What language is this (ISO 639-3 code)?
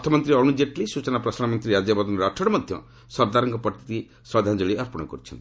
ori